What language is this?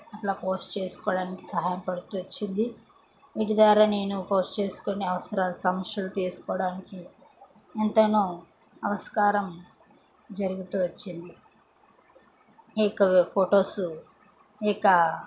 Telugu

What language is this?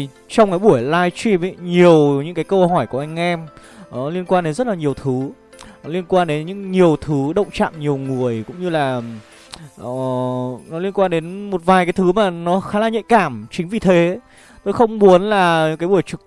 Vietnamese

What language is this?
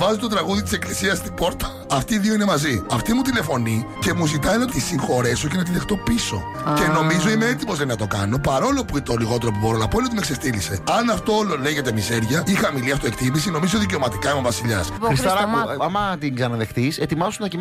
Greek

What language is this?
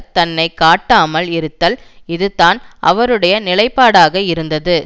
Tamil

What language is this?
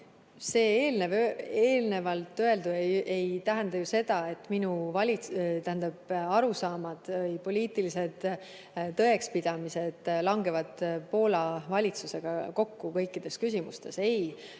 Estonian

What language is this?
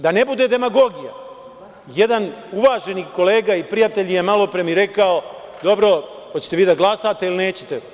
Serbian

